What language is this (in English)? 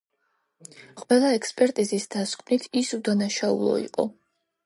Georgian